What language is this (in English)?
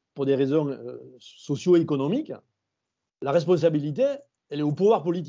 French